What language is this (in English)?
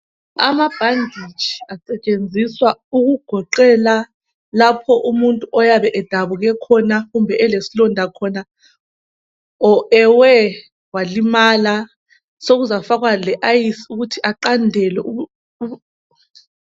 North Ndebele